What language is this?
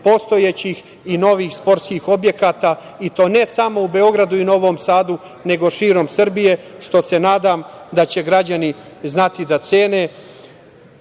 Serbian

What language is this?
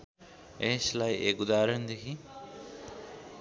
Nepali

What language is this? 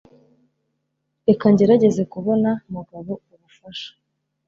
Kinyarwanda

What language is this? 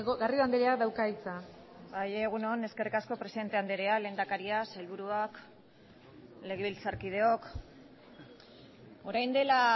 Basque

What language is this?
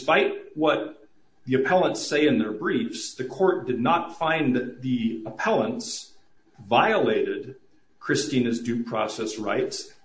English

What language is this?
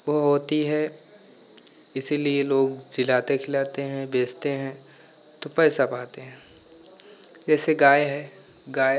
Hindi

